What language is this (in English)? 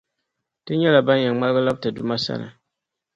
Dagbani